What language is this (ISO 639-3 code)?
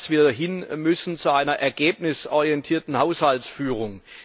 deu